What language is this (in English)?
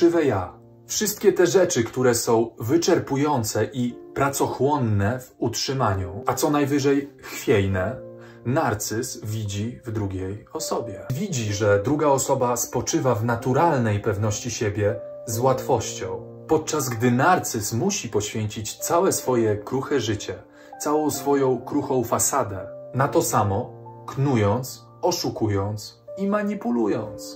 Polish